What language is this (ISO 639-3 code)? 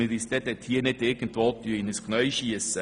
gsw